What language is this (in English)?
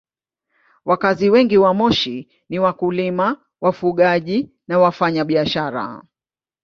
Swahili